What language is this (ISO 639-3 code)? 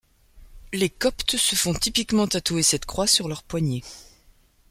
fra